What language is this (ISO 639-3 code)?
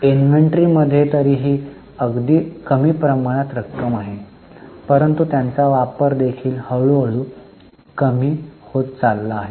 mar